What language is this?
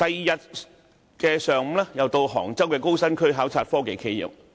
Cantonese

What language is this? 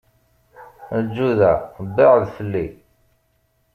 Kabyle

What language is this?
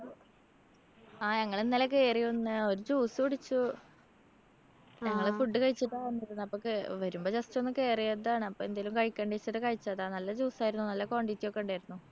Malayalam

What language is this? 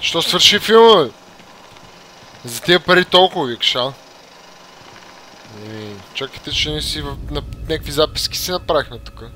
Bulgarian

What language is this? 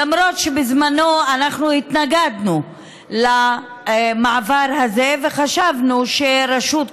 Hebrew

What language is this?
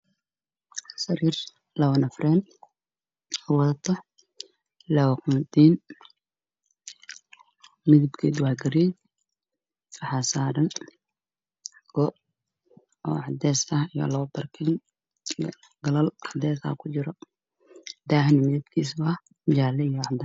Somali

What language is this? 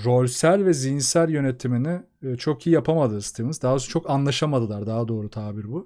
Turkish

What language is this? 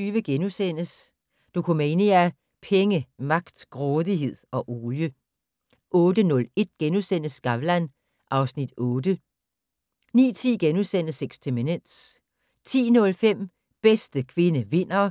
Danish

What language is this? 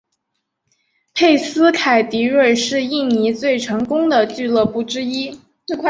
Chinese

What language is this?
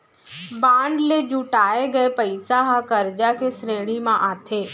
Chhattisgarhi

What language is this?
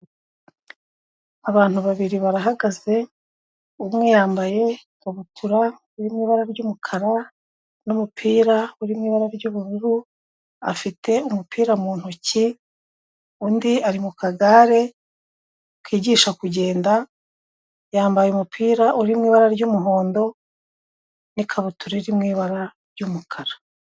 Kinyarwanda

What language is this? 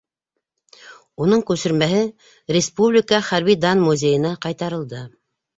Bashkir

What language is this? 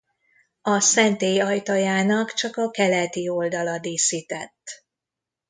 Hungarian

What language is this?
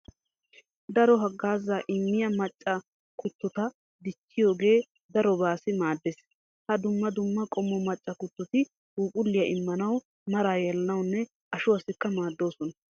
Wolaytta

